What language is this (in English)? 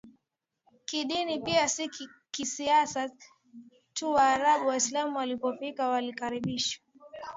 Swahili